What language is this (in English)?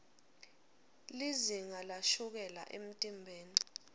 Swati